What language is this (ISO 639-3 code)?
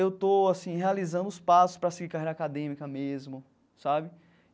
por